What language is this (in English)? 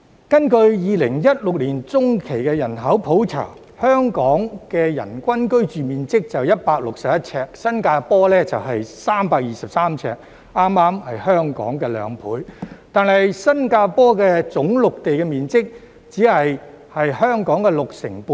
Cantonese